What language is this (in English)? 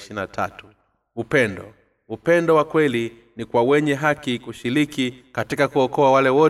Swahili